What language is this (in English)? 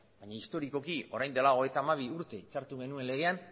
Basque